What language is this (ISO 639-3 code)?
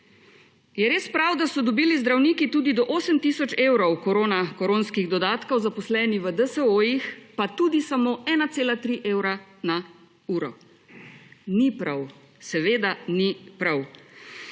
slv